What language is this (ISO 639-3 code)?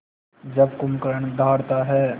hin